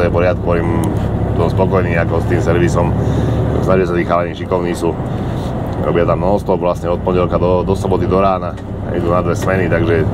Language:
Slovak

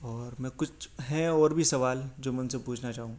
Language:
Urdu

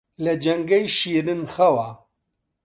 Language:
Central Kurdish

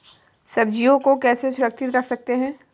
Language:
Hindi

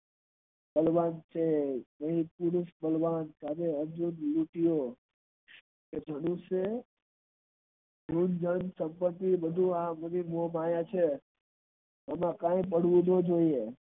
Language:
Gujarati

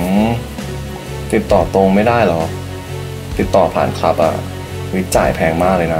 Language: Thai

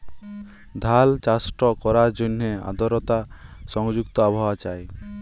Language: Bangla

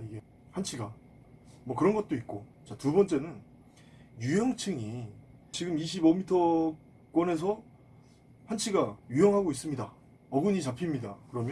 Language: Korean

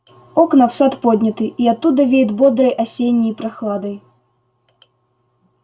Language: Russian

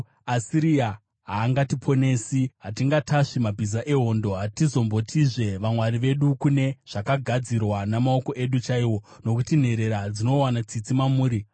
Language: Shona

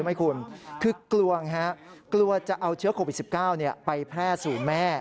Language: Thai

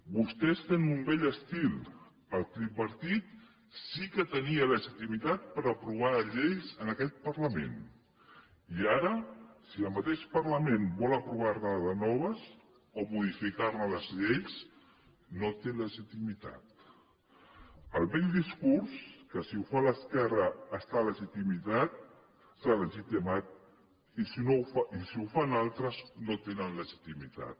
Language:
Catalan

